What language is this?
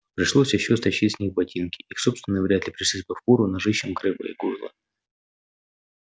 Russian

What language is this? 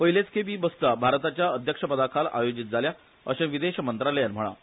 Konkani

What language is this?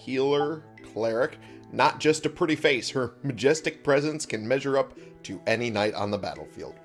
English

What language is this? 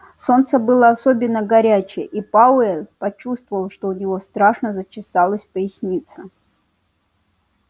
Russian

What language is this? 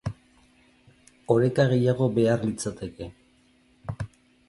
Basque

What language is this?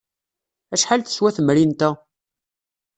Kabyle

